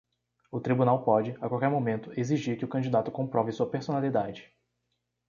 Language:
Portuguese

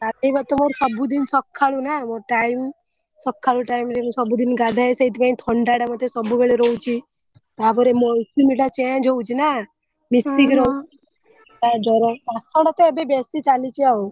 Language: Odia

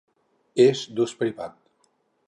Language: Catalan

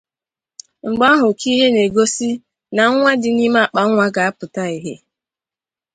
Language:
Igbo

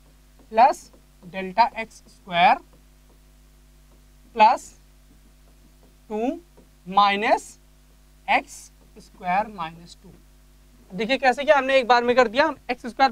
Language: Hindi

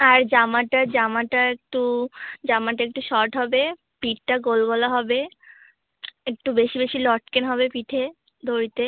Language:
Bangla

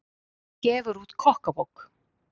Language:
Icelandic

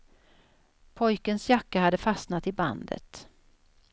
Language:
Swedish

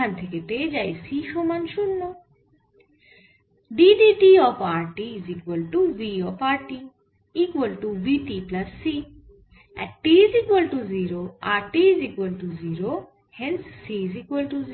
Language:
Bangla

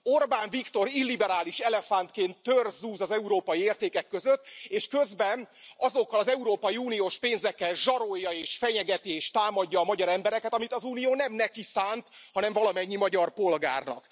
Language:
Hungarian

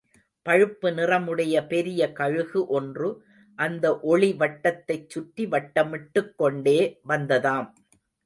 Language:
Tamil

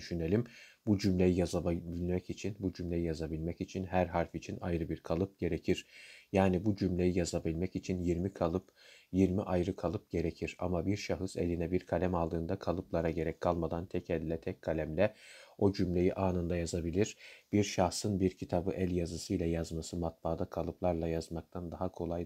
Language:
Turkish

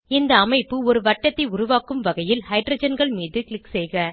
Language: Tamil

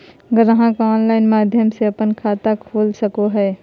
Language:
Magahi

